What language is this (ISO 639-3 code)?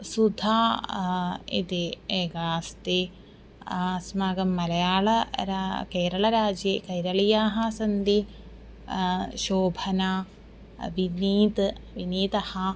san